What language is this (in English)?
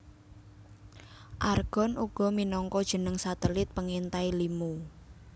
Javanese